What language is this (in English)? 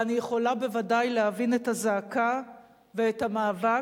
Hebrew